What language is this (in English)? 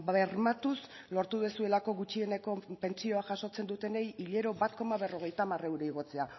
Basque